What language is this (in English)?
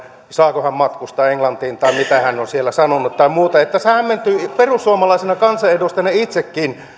Finnish